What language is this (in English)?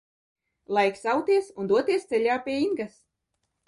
Latvian